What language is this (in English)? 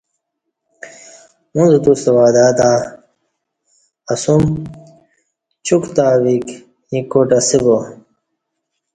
Kati